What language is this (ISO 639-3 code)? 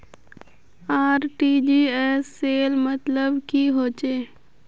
mag